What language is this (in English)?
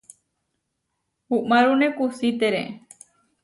Huarijio